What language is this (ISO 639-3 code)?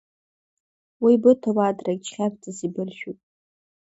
abk